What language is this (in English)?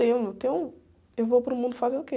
Portuguese